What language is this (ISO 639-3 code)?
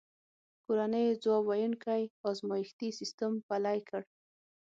pus